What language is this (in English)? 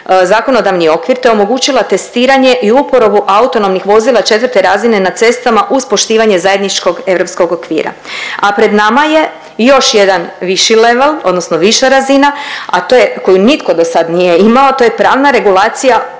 Croatian